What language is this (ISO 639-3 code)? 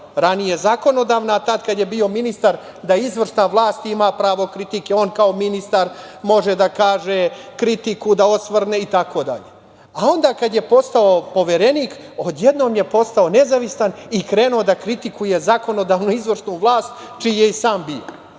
srp